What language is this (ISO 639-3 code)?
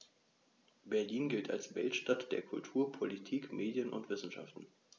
deu